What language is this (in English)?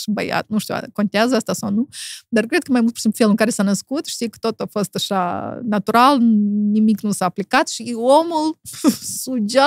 Romanian